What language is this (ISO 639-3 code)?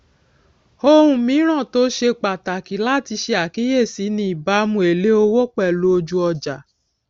yor